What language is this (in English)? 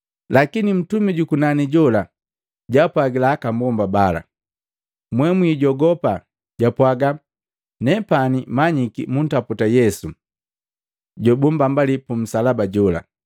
Matengo